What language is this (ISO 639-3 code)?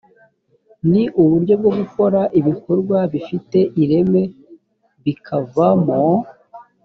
kin